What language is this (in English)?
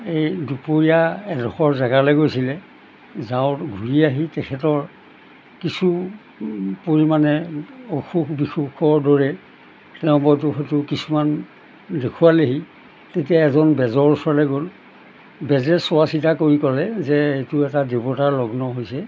Assamese